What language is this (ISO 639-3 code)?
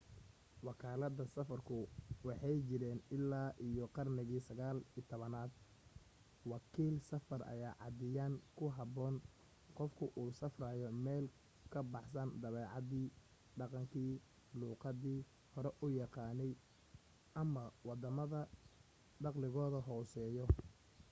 som